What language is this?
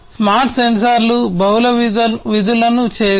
Telugu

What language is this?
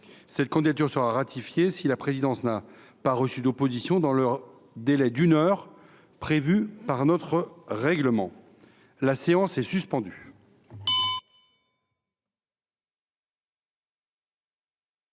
French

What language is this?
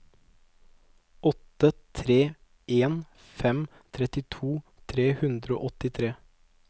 Norwegian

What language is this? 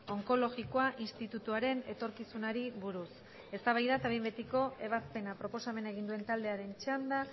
Basque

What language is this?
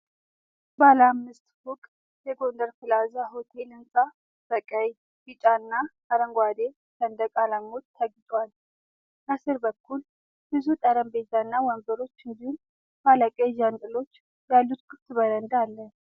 Amharic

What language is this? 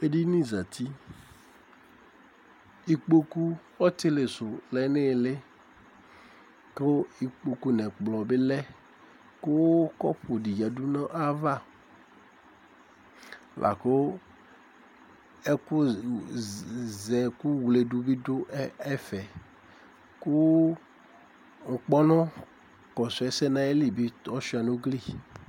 Ikposo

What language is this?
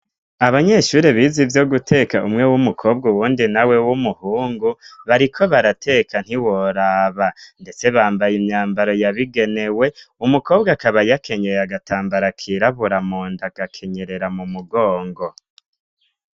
Rundi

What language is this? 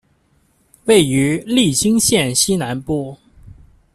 Chinese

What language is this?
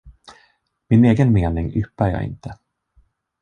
Swedish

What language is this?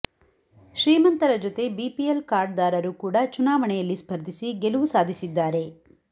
Kannada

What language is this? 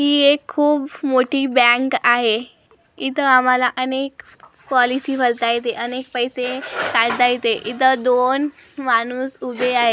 Marathi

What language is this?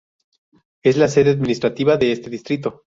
Spanish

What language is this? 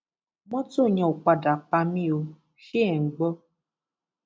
Yoruba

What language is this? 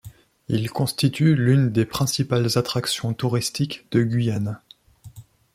French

